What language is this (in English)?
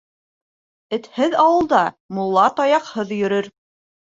Bashkir